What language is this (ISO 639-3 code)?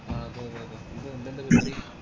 mal